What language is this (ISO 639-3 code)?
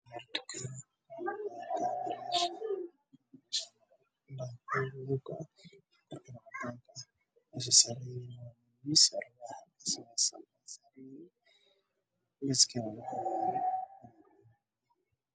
som